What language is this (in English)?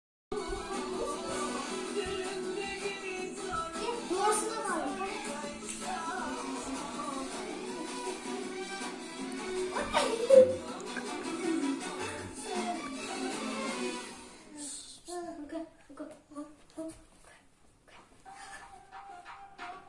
Uzbek